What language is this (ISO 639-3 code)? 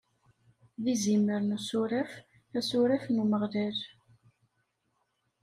kab